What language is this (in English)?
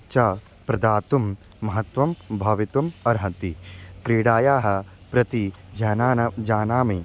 Sanskrit